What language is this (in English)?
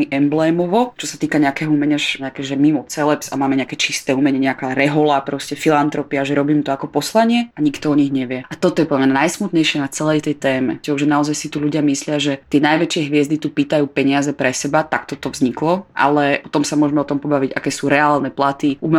Slovak